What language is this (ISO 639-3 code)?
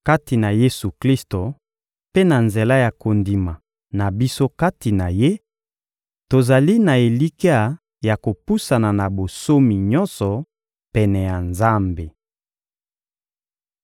lin